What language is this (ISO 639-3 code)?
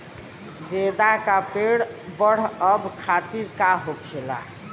bho